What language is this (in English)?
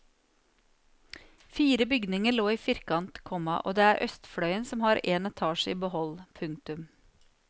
Norwegian